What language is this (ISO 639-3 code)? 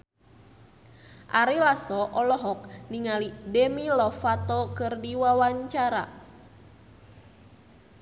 sun